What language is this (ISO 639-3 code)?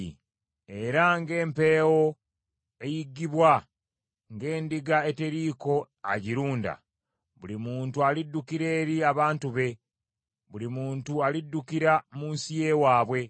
lug